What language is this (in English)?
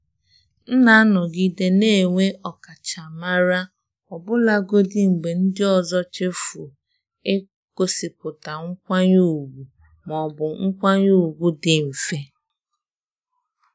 Igbo